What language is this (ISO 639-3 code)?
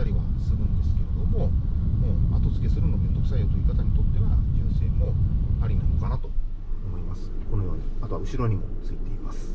jpn